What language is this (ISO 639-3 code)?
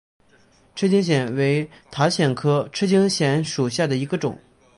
zho